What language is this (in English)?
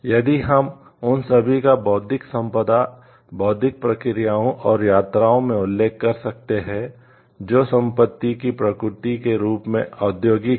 Hindi